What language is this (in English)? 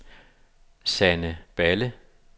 Danish